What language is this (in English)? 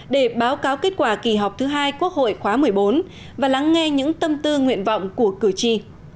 Vietnamese